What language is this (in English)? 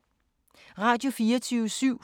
Danish